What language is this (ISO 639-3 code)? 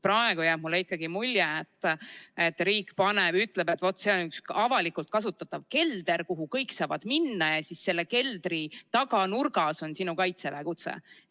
est